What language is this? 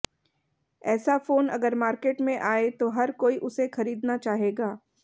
Hindi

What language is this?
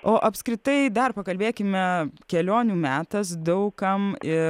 Lithuanian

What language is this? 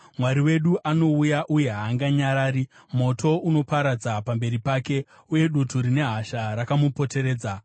Shona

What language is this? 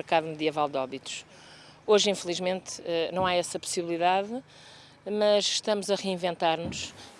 Portuguese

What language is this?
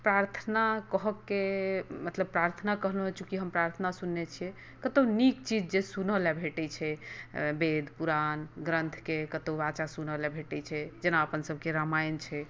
Maithili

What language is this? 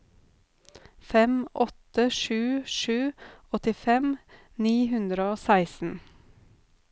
Norwegian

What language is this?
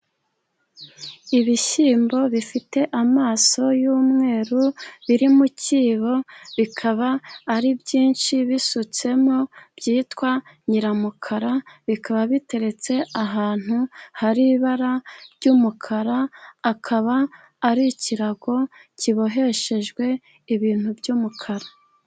Kinyarwanda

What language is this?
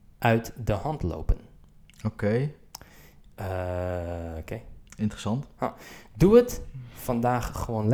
Dutch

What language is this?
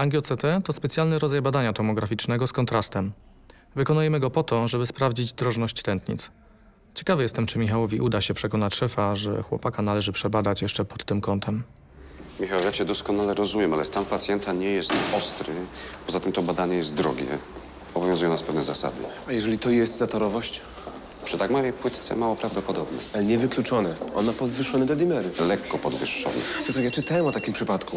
Polish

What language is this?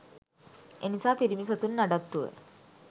Sinhala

